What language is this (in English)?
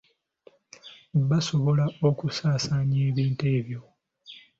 Ganda